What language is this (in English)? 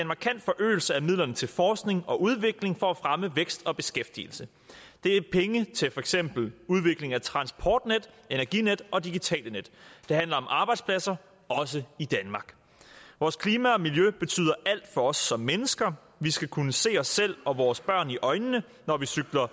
Danish